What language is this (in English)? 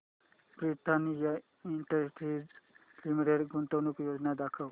Marathi